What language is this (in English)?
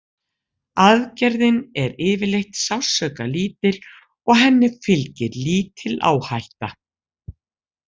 Icelandic